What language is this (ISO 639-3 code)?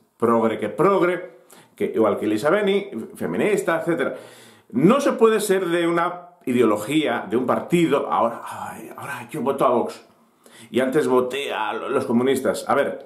spa